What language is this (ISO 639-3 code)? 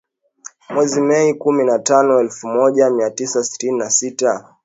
swa